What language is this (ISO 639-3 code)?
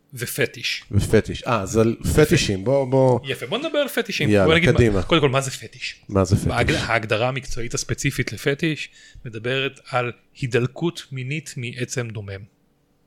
heb